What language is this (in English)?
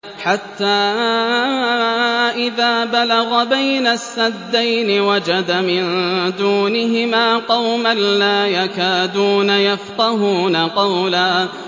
Arabic